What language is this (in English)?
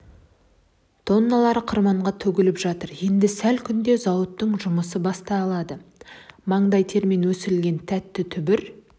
Kazakh